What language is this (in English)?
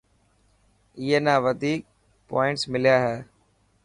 Dhatki